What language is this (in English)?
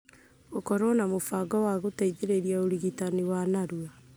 Kikuyu